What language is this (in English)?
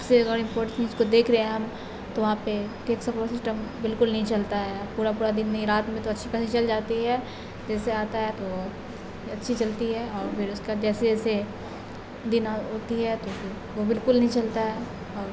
Urdu